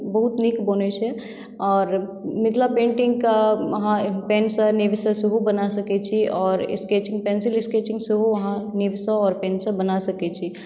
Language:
Maithili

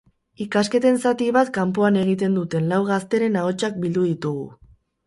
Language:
Basque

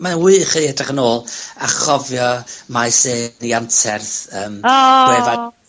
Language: Welsh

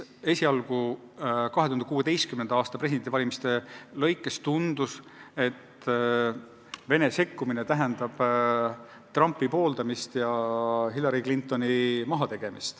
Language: Estonian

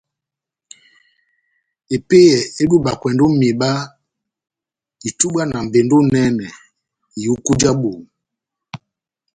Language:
Batanga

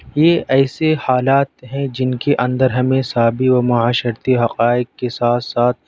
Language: Urdu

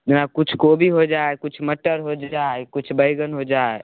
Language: Maithili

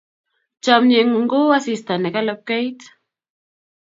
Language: Kalenjin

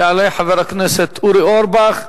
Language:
Hebrew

